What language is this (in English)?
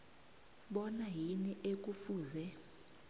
South Ndebele